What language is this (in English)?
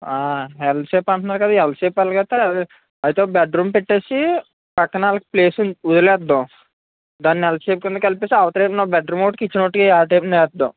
Telugu